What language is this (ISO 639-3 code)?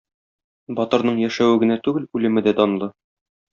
tat